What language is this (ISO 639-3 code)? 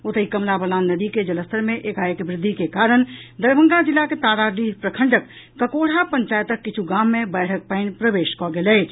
mai